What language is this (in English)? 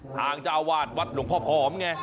Thai